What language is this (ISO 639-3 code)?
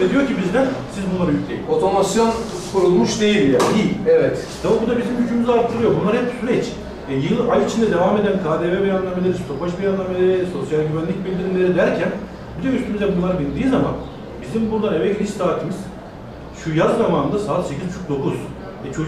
tur